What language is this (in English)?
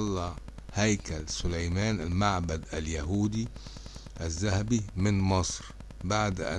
Arabic